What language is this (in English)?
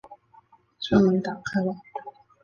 Chinese